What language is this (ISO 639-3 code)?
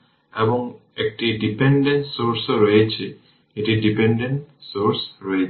ben